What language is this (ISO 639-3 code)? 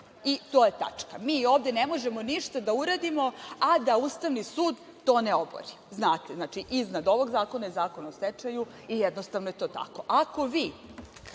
srp